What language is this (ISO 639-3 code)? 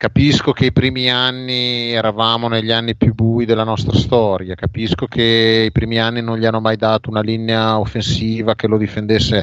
ita